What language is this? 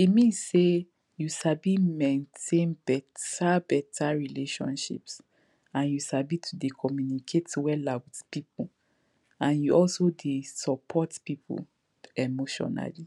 Nigerian Pidgin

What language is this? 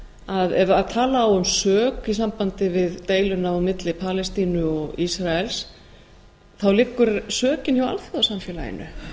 Icelandic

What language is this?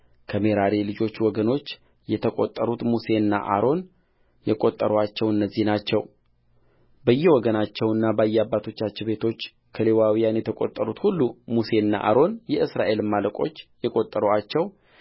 Amharic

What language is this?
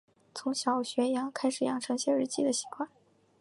Chinese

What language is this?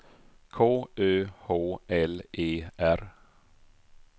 Swedish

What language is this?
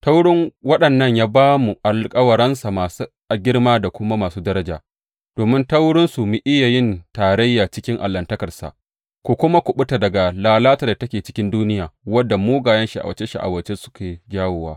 Hausa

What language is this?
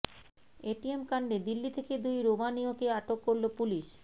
Bangla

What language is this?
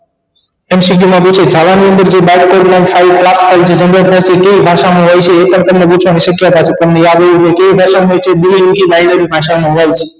Gujarati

